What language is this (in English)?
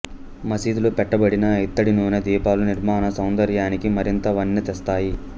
Telugu